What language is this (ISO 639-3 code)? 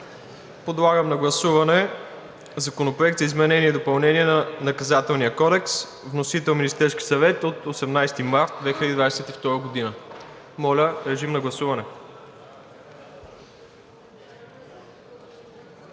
bul